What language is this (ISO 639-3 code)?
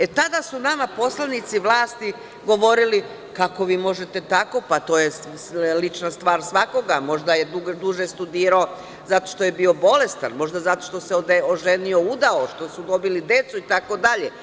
srp